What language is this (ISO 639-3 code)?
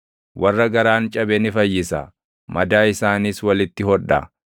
orm